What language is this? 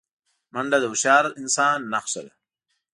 Pashto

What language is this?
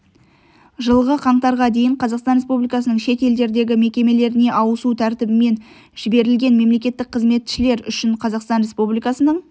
Kazakh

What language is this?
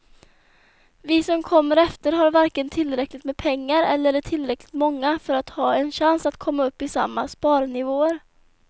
Swedish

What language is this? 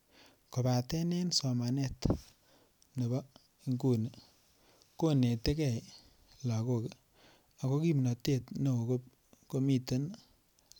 Kalenjin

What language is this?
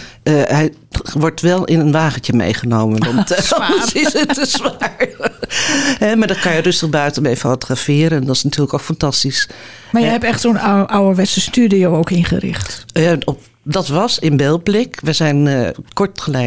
Dutch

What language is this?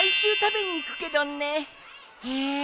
Japanese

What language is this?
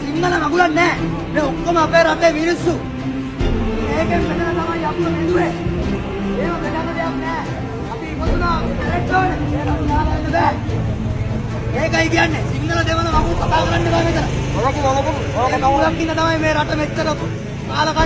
Indonesian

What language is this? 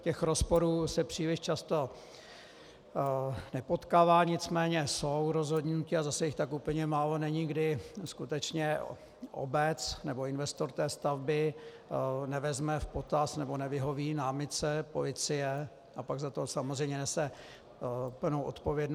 Czech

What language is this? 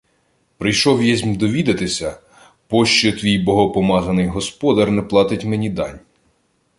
Ukrainian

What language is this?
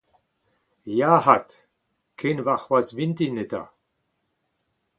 Breton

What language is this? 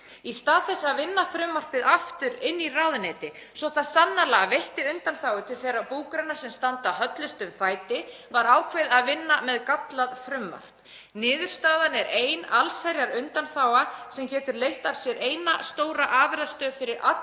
Icelandic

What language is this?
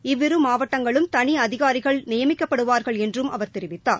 Tamil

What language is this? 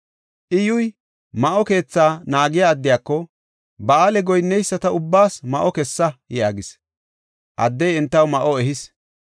Gofa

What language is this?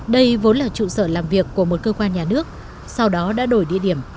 Vietnamese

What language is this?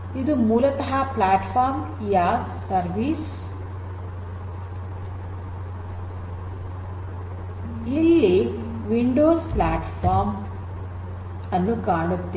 Kannada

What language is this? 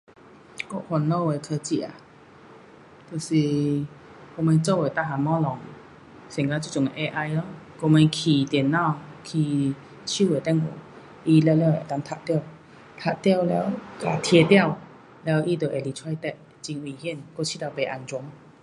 Pu-Xian Chinese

